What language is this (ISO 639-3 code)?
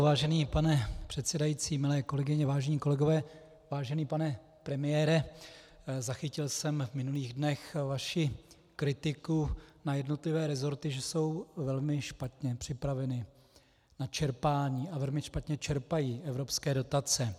ces